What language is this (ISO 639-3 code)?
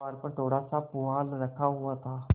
hin